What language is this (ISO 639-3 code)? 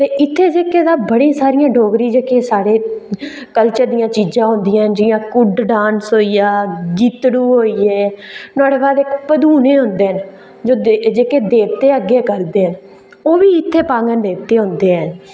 doi